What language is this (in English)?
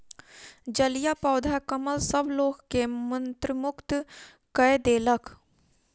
Maithili